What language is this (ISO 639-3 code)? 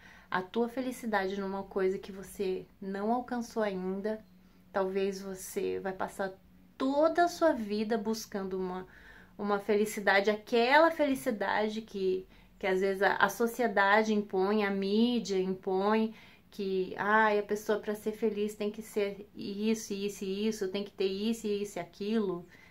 por